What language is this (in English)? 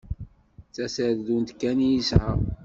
Kabyle